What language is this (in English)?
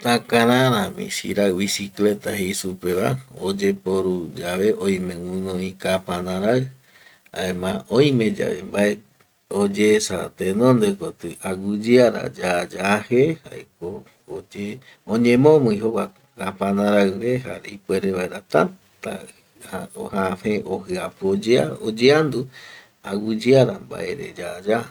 Eastern Bolivian Guaraní